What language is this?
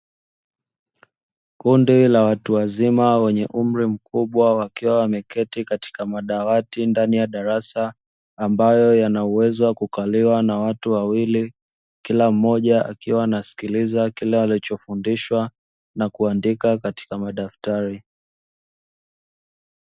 Swahili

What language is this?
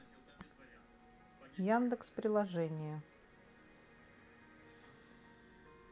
Russian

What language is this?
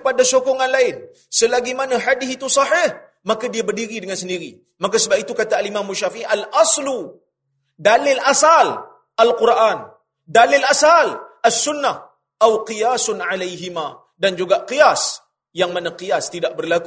Malay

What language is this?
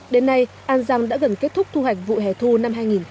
Vietnamese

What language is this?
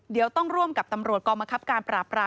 Thai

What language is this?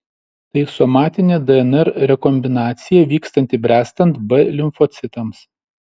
Lithuanian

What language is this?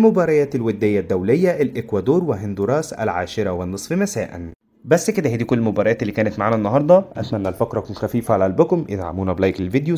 Arabic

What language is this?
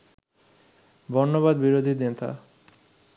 Bangla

